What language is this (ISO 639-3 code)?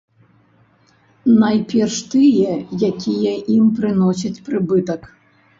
bel